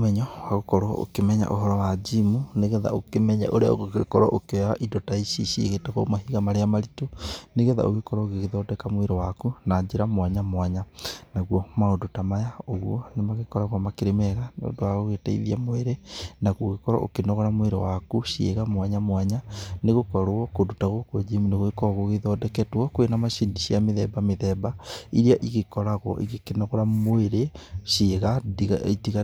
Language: Kikuyu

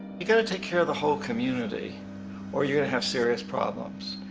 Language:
English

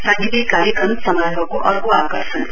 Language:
Nepali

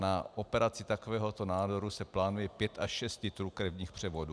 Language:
Czech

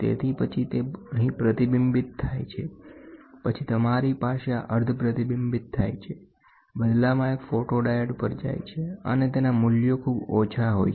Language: Gujarati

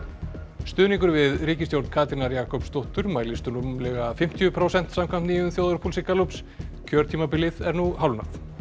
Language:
Icelandic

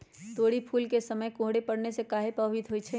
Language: Magahi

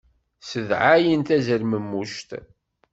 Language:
Kabyle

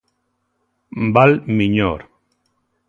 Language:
Galician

